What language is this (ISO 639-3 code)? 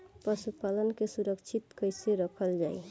bho